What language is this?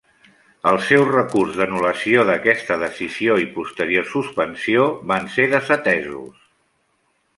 Catalan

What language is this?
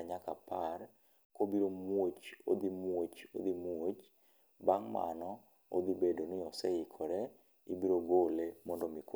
Luo (Kenya and Tanzania)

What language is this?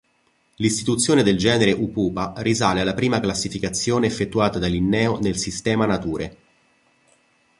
Italian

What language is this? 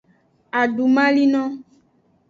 Aja (Benin)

